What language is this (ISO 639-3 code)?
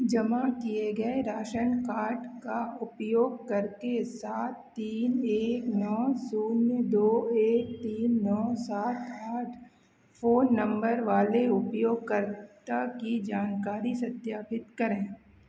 hin